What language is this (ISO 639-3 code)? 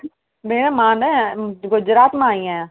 snd